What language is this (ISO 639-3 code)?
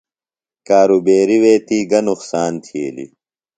phl